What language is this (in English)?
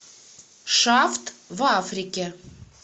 Russian